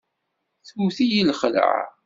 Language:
Kabyle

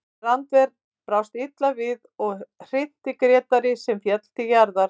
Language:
Icelandic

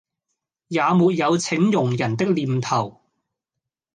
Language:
Cantonese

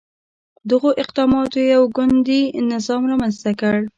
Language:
Pashto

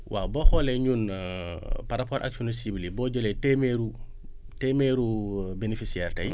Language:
Wolof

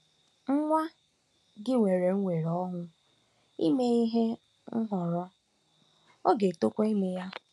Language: Igbo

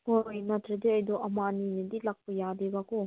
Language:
Manipuri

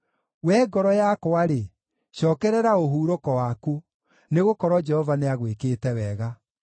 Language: Kikuyu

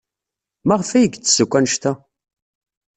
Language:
Kabyle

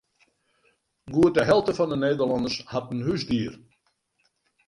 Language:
Western Frisian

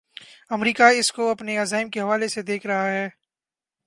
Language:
Urdu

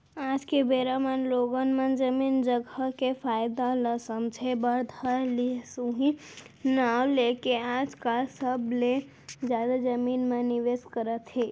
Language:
Chhattisgarhi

